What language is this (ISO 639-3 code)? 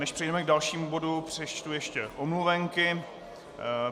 ces